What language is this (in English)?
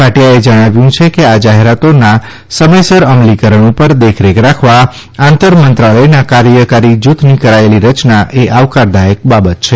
Gujarati